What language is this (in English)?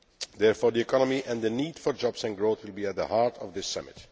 English